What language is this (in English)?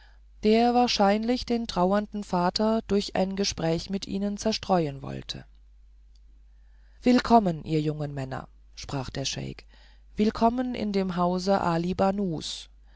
German